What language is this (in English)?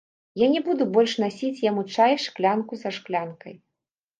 Belarusian